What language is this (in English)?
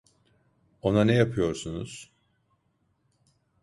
Turkish